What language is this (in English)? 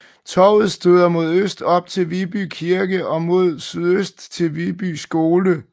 Danish